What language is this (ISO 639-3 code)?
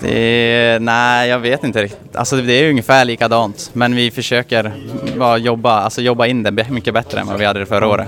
swe